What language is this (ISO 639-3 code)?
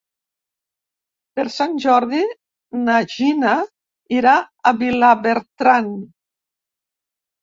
cat